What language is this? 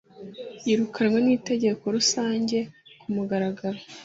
Kinyarwanda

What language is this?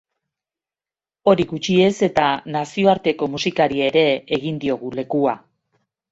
Basque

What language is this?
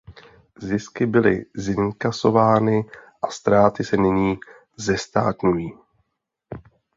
Czech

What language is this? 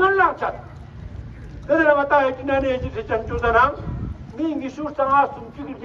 Romanian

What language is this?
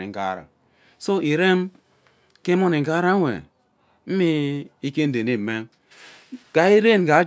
Ubaghara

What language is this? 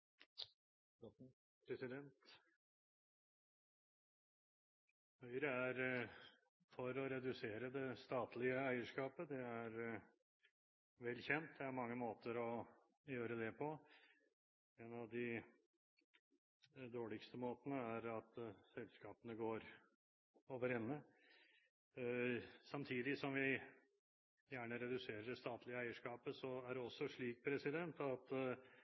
Norwegian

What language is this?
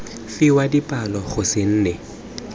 Tswana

